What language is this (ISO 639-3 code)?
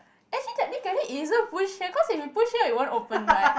eng